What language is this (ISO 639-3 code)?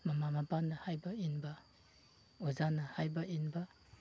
mni